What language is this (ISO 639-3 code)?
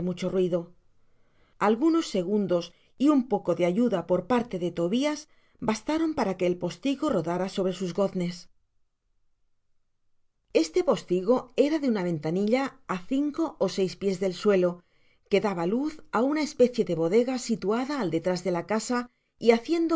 spa